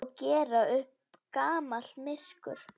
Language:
Icelandic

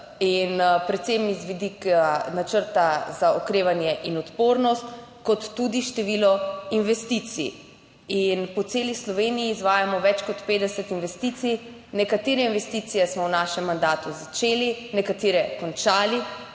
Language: Slovenian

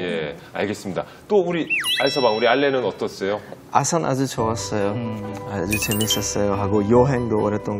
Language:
Korean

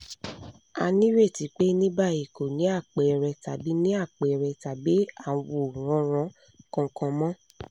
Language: Yoruba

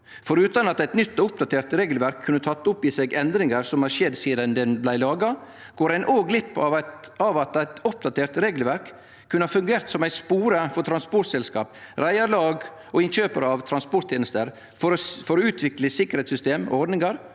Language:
Norwegian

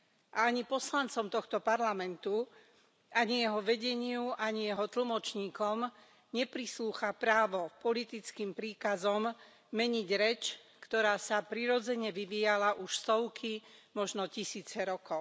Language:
Slovak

